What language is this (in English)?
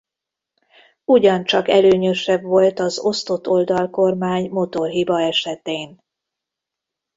Hungarian